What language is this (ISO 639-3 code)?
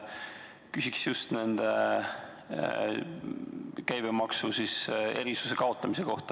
est